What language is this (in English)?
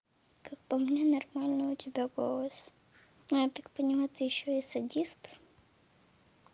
Russian